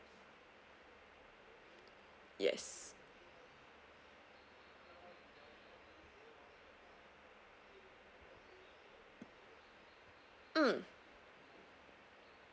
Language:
English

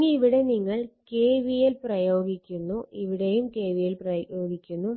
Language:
Malayalam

